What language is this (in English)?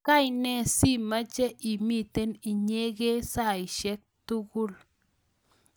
Kalenjin